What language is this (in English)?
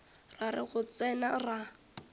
Northern Sotho